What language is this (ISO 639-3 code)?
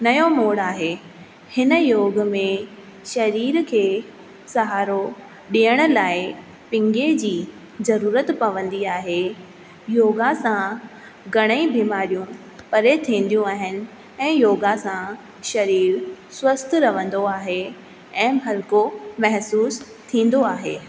snd